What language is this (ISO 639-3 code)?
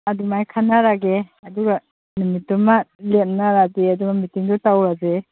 mni